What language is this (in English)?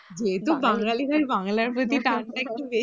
Bangla